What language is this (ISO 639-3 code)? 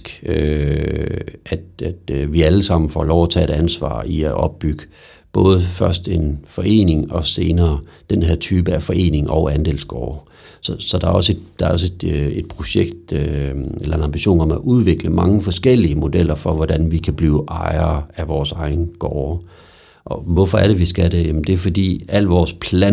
dan